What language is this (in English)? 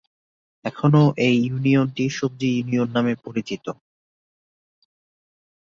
Bangla